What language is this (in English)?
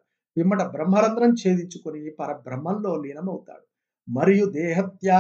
Telugu